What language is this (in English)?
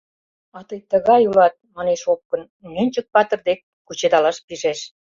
Mari